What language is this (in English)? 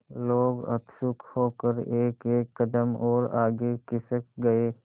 Hindi